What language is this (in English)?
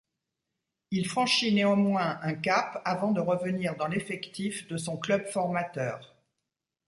French